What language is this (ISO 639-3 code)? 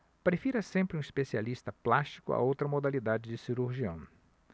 por